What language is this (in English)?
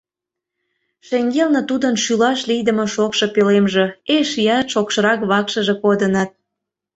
Mari